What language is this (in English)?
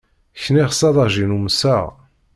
Kabyle